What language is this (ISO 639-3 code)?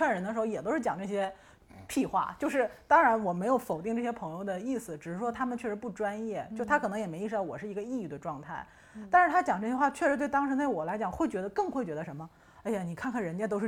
zho